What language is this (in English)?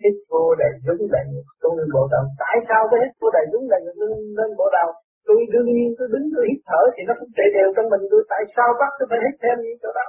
Vietnamese